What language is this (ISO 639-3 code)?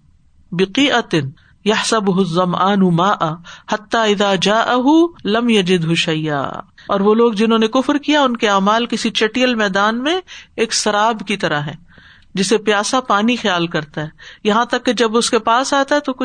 urd